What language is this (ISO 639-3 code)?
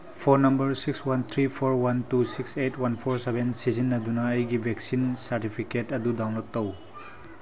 mni